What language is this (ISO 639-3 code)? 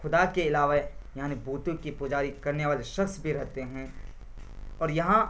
urd